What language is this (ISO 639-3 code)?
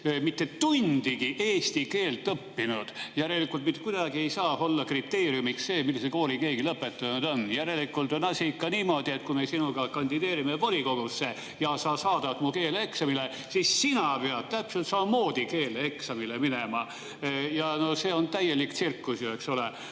est